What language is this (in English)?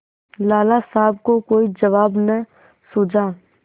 Hindi